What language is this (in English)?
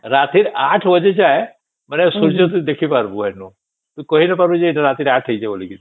Odia